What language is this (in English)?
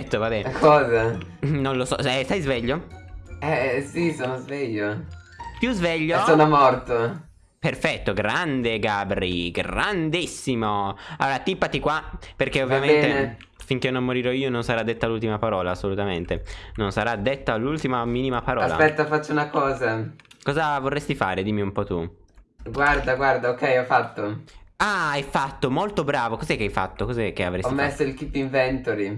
Italian